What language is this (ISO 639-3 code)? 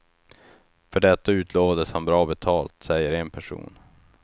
swe